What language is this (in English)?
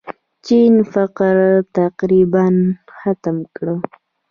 Pashto